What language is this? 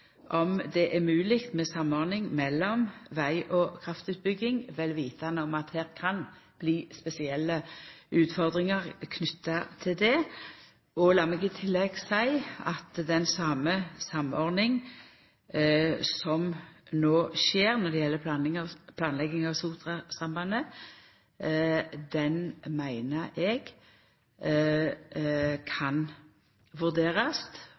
Norwegian Nynorsk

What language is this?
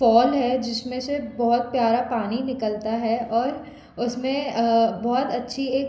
Hindi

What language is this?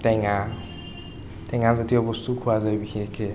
Assamese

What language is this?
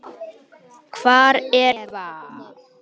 Icelandic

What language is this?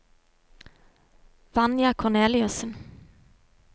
Norwegian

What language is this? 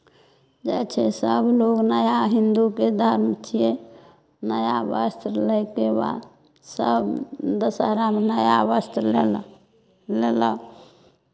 Maithili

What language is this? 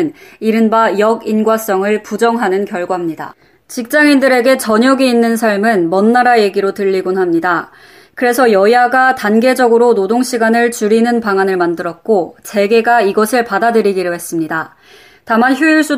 Korean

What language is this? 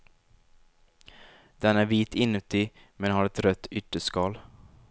Swedish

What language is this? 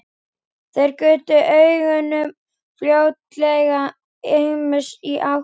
Icelandic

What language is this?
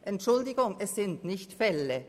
Swiss German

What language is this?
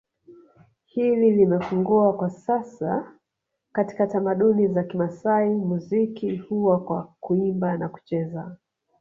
Swahili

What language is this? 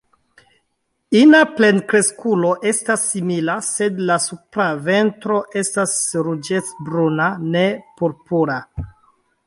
Esperanto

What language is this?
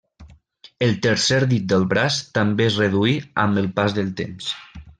Catalan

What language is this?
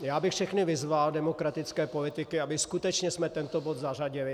Czech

